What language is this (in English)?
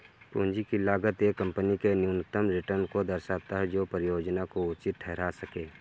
Hindi